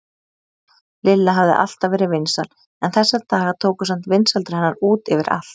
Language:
Icelandic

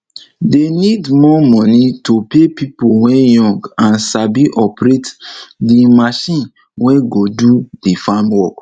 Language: Nigerian Pidgin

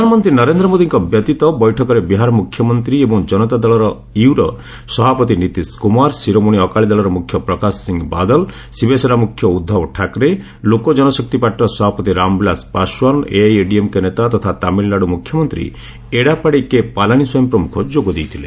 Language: Odia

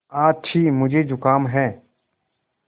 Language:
Hindi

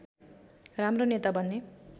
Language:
Nepali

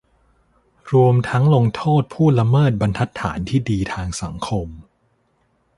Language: Thai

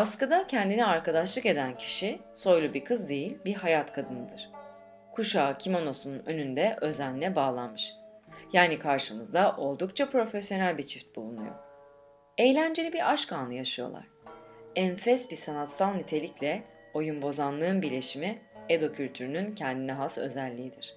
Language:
Turkish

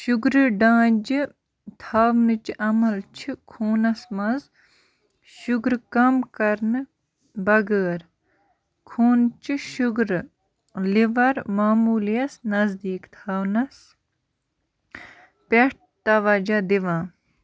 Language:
Kashmiri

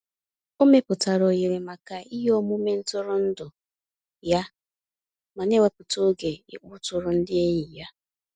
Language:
Igbo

